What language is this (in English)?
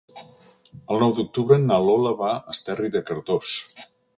Catalan